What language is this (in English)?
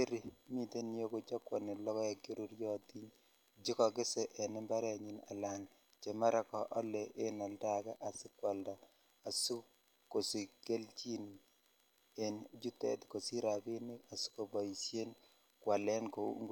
Kalenjin